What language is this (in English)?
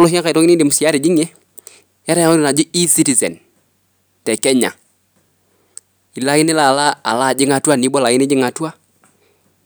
Masai